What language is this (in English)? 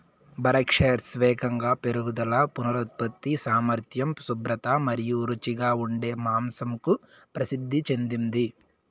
Telugu